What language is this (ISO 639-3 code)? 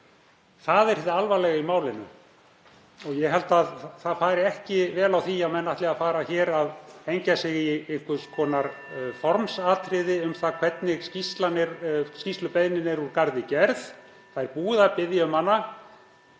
isl